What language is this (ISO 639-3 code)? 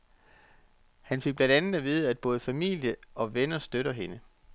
dan